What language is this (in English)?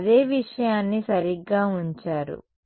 Telugu